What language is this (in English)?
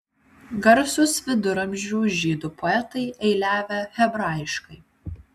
Lithuanian